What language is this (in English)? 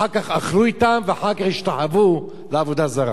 Hebrew